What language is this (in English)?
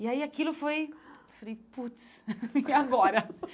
Portuguese